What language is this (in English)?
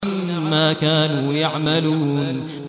Arabic